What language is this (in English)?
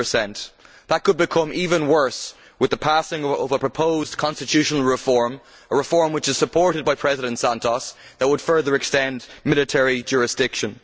English